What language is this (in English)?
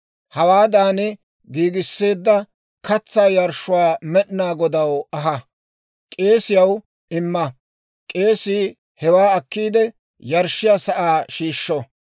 Dawro